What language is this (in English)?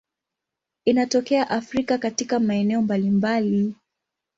Swahili